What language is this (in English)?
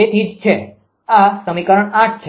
Gujarati